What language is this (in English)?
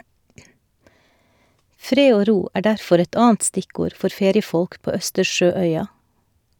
Norwegian